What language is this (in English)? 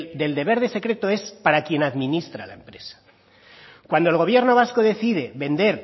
Spanish